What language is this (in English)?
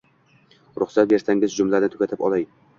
Uzbek